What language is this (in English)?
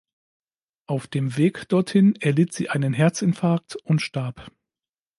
German